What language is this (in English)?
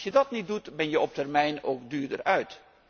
Dutch